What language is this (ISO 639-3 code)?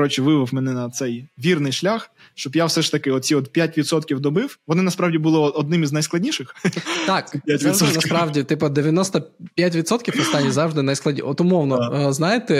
ukr